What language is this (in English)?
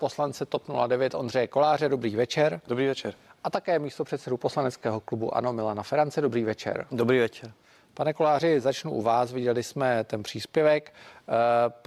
Czech